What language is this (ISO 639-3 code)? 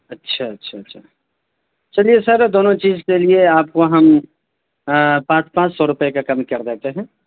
urd